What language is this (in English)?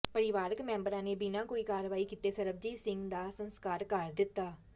Punjabi